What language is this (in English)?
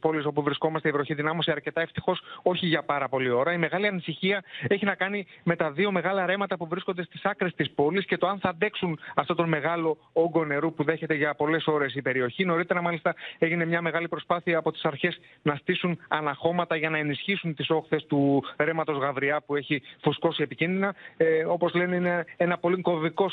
Greek